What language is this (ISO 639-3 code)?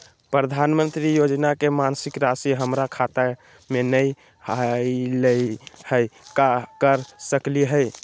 mag